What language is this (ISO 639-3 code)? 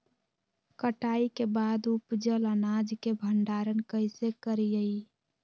mag